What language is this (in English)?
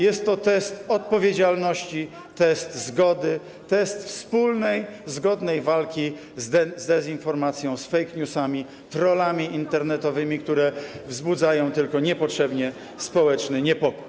Polish